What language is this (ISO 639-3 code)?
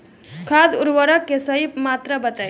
bho